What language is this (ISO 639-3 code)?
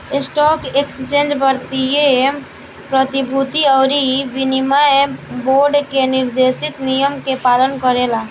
bho